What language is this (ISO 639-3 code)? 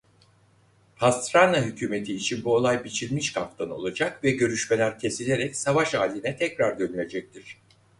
tur